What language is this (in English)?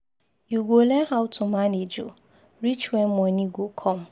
Nigerian Pidgin